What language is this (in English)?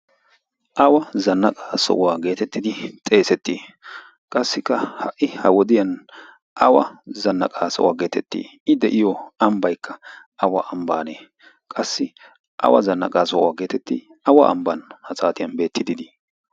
Wolaytta